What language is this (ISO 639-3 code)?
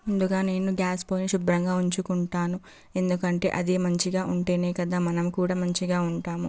tel